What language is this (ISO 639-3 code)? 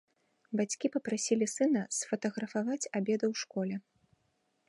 bel